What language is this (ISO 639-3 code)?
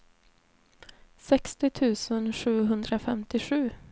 swe